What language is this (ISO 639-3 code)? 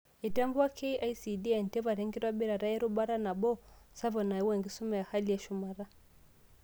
mas